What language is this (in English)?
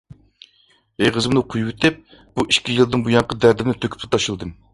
Uyghur